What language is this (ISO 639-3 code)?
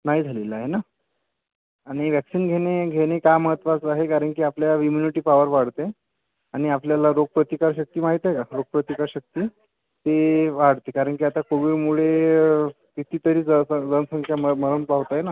mar